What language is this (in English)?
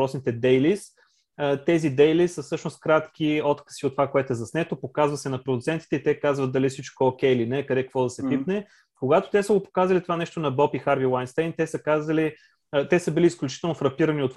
Bulgarian